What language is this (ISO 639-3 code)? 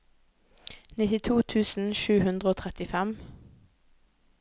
nor